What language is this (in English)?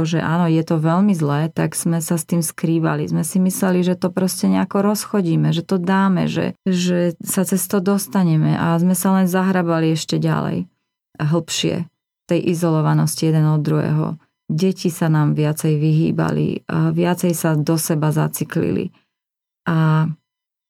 Slovak